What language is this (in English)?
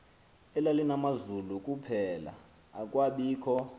Xhosa